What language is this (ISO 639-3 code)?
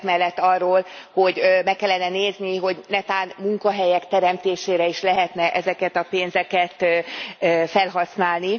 hun